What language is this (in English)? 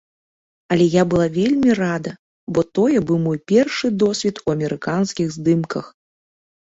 Belarusian